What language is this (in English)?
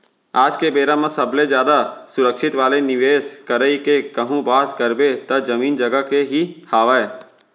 Chhattisgarhi